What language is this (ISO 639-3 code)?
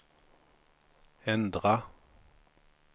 swe